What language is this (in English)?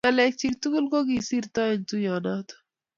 Kalenjin